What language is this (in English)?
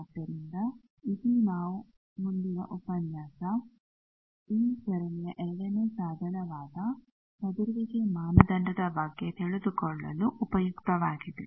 Kannada